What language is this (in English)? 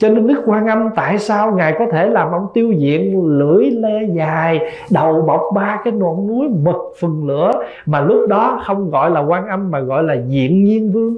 Vietnamese